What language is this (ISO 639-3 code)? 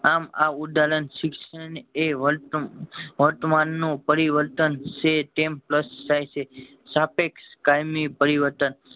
guj